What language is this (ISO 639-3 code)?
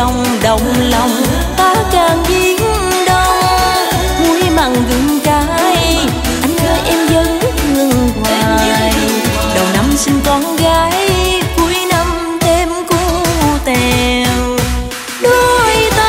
vie